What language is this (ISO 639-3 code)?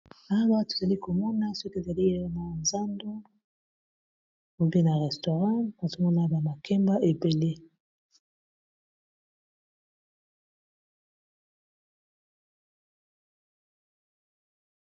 lin